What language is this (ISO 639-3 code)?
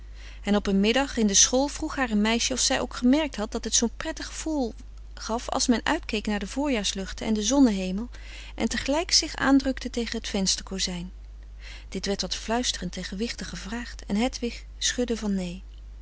nld